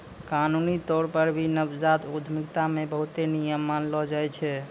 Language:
Maithili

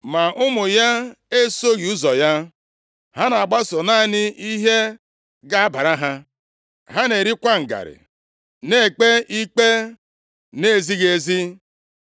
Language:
Igbo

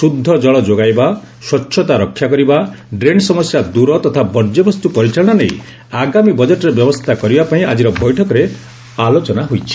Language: Odia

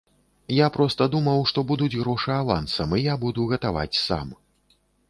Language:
Belarusian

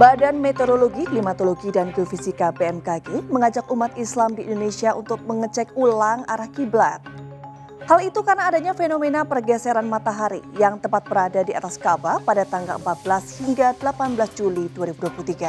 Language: Indonesian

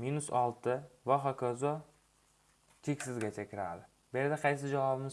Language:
Dutch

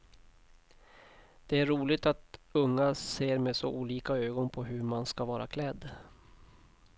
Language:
Swedish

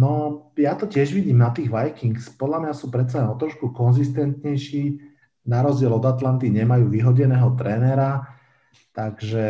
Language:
Slovak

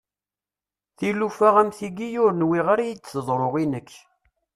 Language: Kabyle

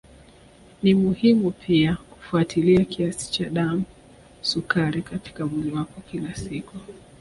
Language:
Swahili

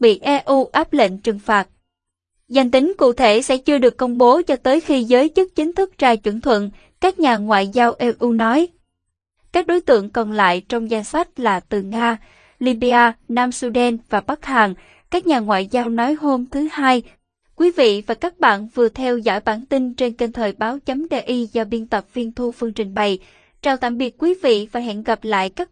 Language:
Vietnamese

